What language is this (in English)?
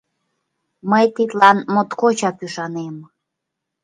Mari